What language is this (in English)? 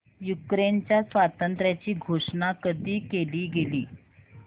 Marathi